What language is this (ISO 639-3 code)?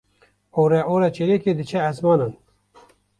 kur